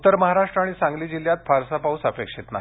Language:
Marathi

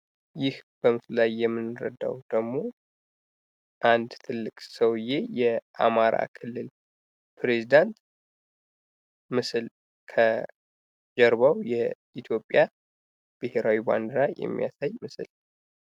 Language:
Amharic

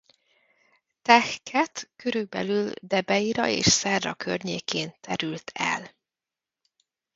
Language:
Hungarian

